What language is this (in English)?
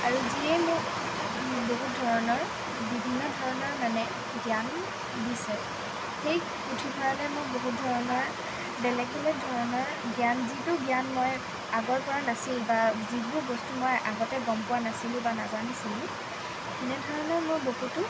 Assamese